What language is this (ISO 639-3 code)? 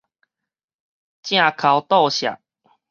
nan